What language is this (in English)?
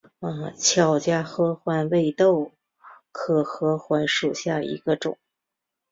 Chinese